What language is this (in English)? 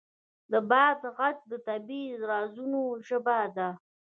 Pashto